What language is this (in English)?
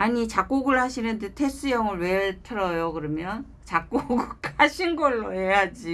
Korean